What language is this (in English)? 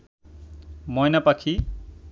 Bangla